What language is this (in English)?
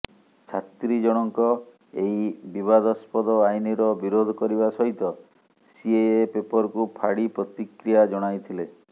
Odia